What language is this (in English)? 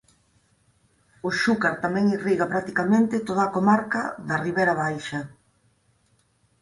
Galician